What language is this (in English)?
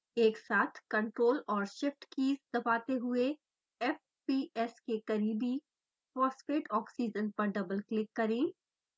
Hindi